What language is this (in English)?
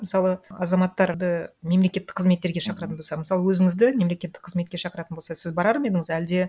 Kazakh